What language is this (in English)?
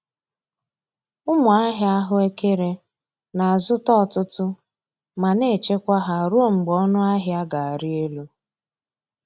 Igbo